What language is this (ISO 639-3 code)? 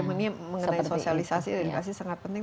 ind